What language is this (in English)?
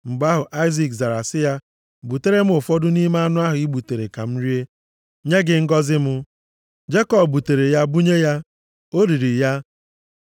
Igbo